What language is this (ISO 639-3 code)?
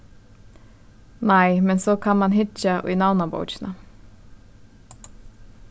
fao